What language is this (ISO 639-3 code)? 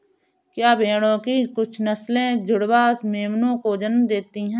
hin